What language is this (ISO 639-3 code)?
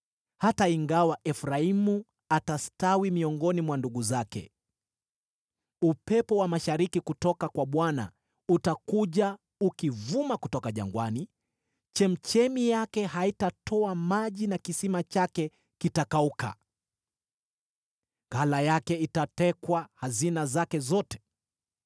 swa